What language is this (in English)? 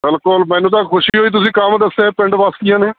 Punjabi